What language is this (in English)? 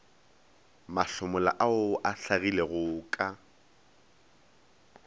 Northern Sotho